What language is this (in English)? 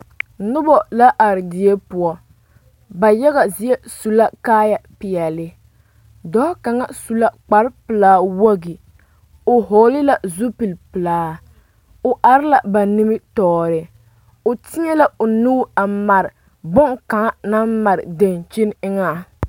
Southern Dagaare